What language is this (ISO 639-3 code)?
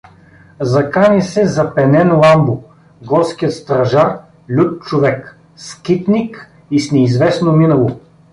bul